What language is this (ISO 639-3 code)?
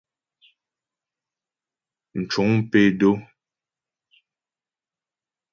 bbj